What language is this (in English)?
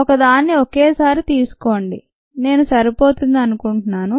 Telugu